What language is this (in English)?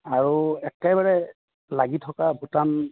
Assamese